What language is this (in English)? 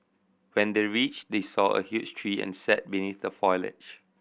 English